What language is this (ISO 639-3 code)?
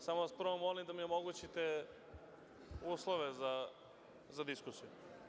srp